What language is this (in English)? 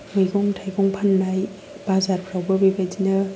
Bodo